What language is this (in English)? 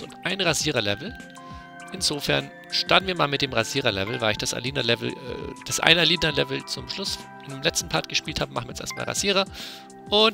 German